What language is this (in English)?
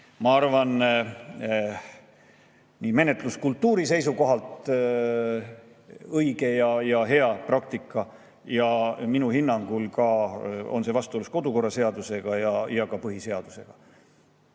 Estonian